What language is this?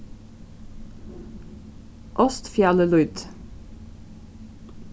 Faroese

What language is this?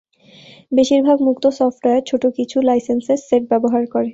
Bangla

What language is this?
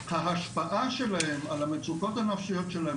Hebrew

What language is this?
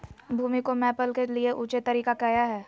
Magahi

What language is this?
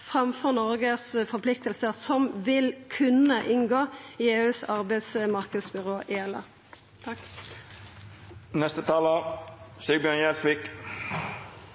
Norwegian Nynorsk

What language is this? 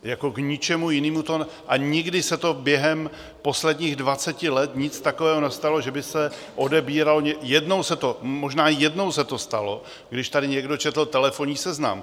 Czech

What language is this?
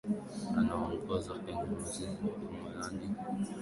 Swahili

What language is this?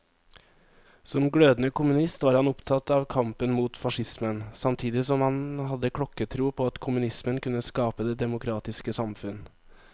Norwegian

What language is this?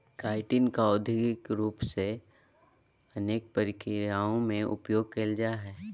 Magahi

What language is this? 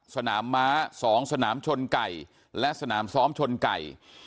Thai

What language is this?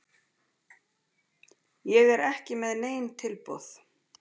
Icelandic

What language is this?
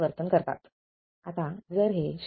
Marathi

